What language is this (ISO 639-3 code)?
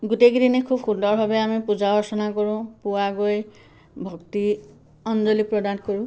asm